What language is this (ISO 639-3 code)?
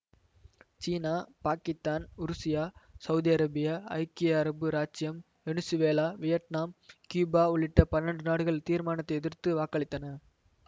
tam